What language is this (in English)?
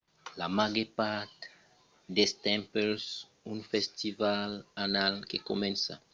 Occitan